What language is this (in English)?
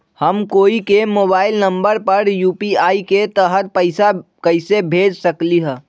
Magahi